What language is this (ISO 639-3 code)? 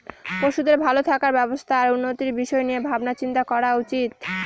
ben